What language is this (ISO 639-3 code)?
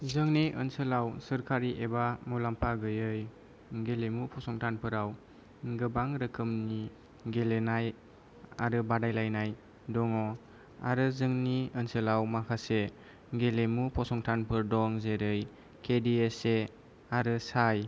brx